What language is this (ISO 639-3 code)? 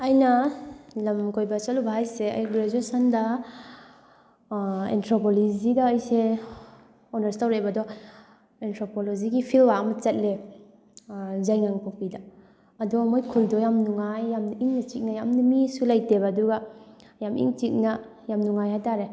mni